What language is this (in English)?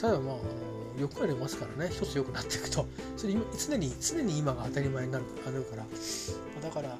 Japanese